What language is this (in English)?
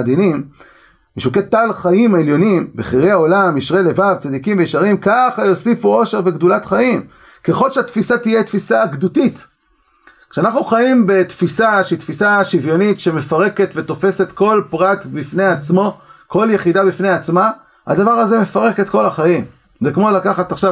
Hebrew